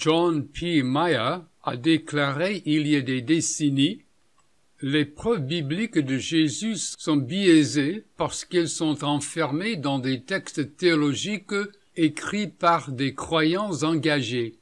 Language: French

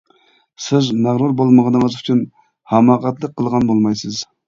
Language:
Uyghur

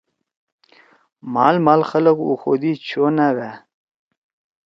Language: Torwali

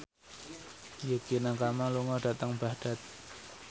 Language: Javanese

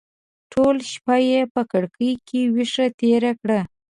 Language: Pashto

